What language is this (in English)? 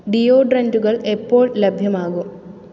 Malayalam